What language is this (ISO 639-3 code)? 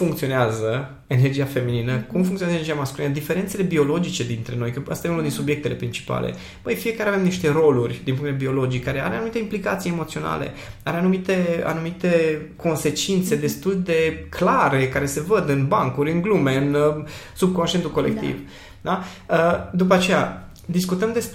ron